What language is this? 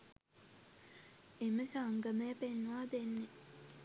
Sinhala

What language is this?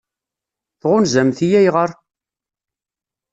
Kabyle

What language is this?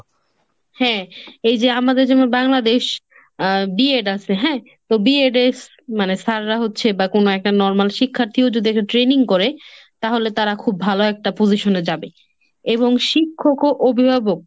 Bangla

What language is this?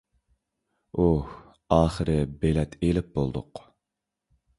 Uyghur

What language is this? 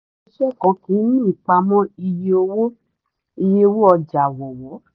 Yoruba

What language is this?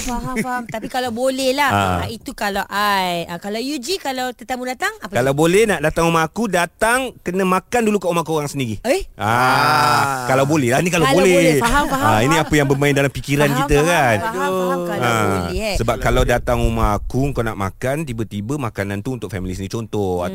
Malay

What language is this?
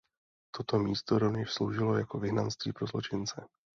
Czech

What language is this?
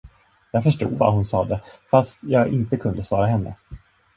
Swedish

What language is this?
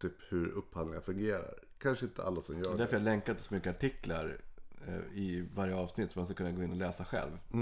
Swedish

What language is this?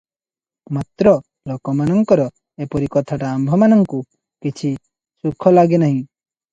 Odia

